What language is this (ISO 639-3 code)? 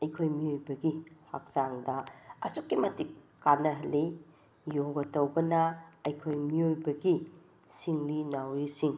mni